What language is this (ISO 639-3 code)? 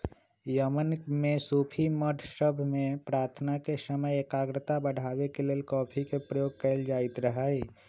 mag